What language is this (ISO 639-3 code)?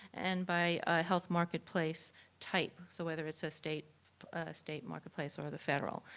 eng